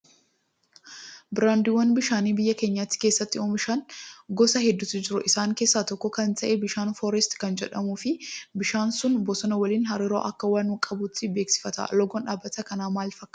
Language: Oromo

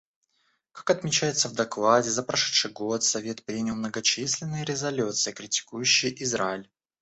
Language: Russian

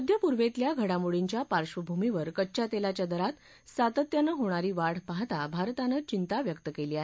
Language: Marathi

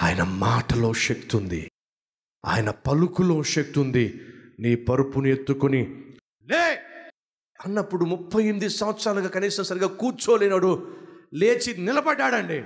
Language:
Telugu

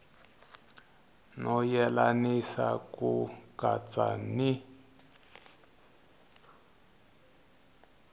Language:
Tsonga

